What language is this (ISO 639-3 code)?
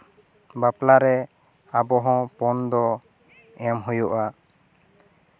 sat